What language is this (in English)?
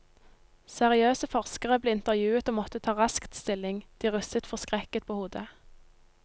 Norwegian